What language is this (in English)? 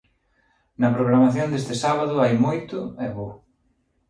Galician